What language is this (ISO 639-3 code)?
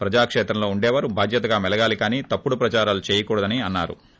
tel